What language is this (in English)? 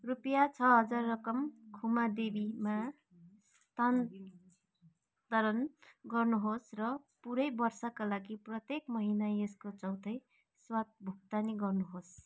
Nepali